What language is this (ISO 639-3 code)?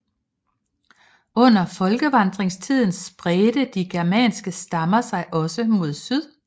dan